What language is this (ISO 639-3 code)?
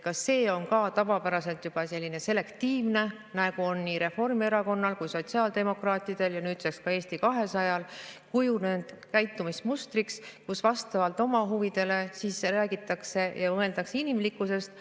est